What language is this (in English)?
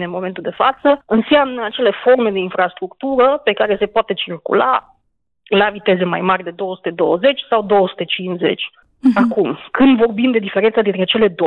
Romanian